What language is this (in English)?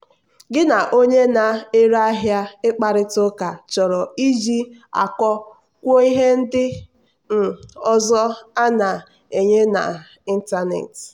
Igbo